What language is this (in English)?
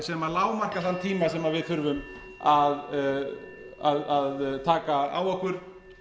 Icelandic